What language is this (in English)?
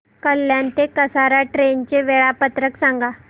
Marathi